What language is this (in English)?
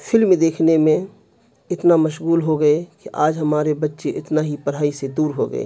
Urdu